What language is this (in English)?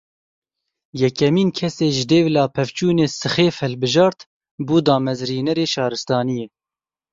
Kurdish